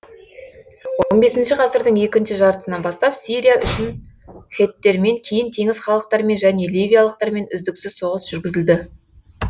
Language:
Kazakh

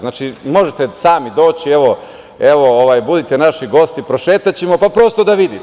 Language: Serbian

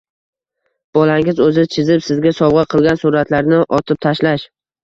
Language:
Uzbek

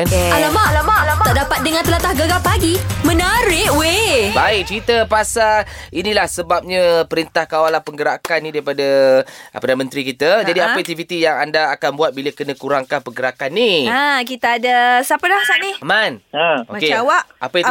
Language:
Malay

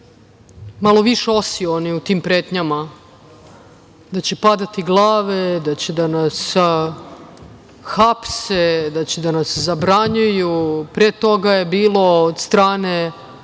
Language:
Serbian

